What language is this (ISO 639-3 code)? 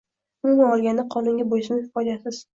uzb